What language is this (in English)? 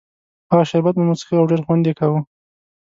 Pashto